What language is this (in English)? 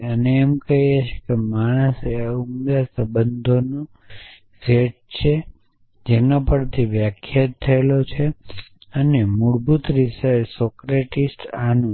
Gujarati